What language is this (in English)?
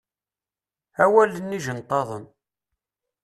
Kabyle